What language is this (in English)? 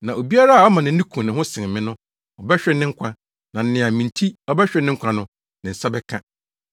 Akan